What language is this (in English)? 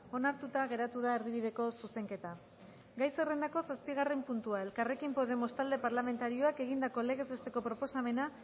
Basque